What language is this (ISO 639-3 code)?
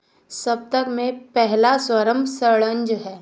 hin